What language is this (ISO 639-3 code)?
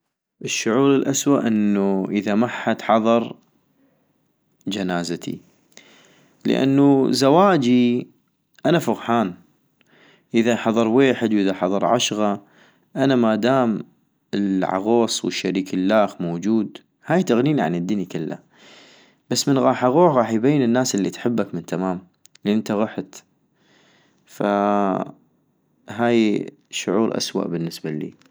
ayp